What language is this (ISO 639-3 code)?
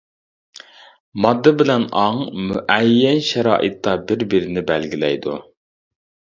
uig